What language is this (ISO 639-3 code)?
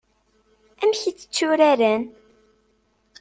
kab